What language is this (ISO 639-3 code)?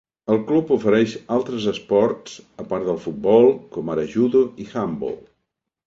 cat